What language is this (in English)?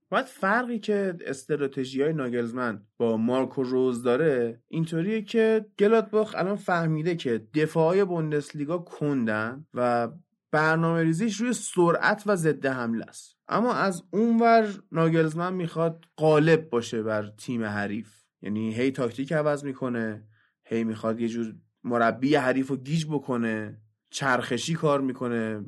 Persian